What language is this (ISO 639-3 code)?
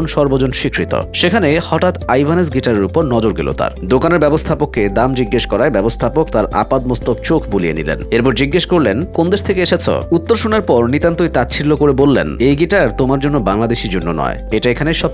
ben